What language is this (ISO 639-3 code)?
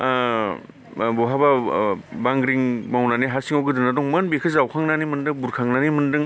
brx